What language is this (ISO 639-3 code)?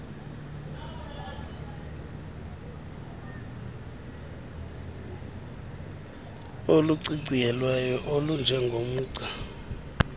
xho